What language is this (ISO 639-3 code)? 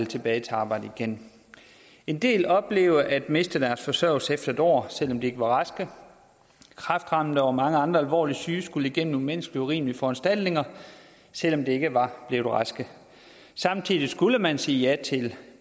dan